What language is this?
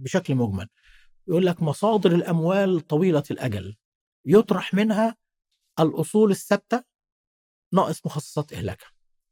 Arabic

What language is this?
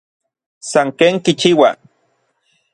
Orizaba Nahuatl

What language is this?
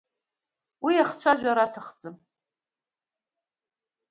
Abkhazian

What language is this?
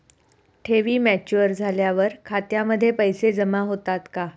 Marathi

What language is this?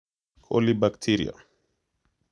Kalenjin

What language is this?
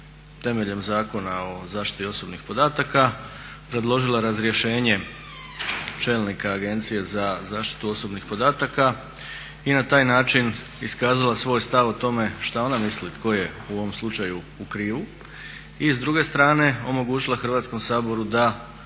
Croatian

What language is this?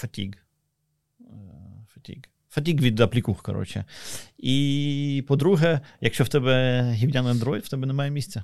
Ukrainian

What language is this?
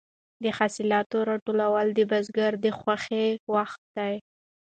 Pashto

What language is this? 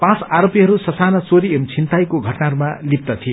Nepali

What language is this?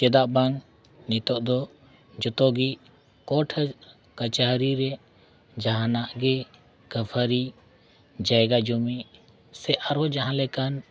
Santali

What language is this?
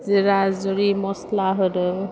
Bodo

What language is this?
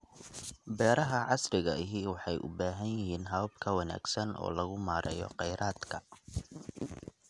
Somali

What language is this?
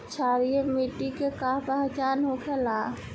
Bhojpuri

